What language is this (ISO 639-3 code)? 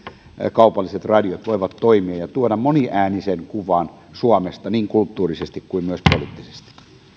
fin